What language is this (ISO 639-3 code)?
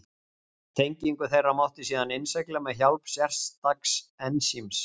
isl